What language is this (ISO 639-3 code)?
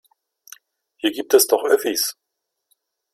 deu